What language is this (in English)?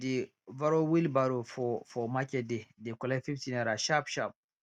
Nigerian Pidgin